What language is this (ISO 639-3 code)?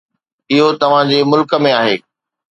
snd